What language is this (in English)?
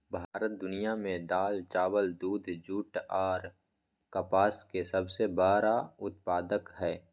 Maithili